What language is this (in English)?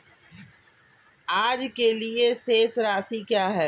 Hindi